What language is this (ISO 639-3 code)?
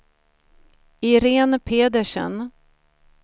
swe